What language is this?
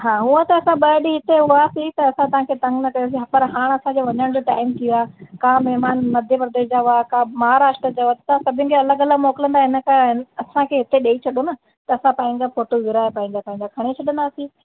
Sindhi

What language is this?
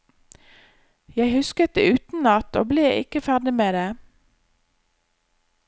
Norwegian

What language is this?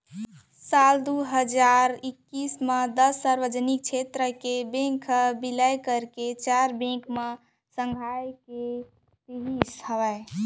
Chhattisgarhi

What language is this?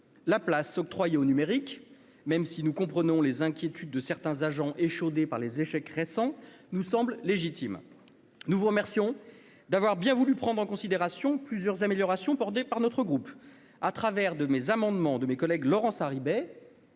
French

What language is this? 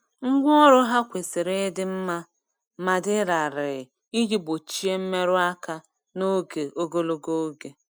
Igbo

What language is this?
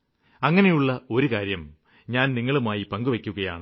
Malayalam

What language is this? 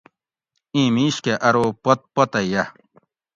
Gawri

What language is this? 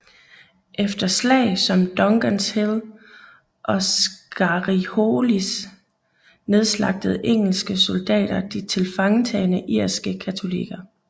Danish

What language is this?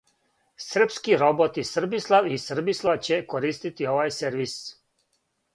Serbian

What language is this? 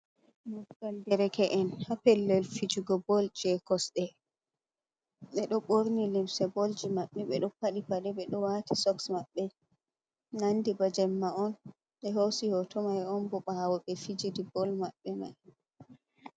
Fula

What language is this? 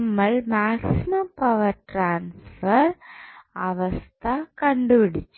Malayalam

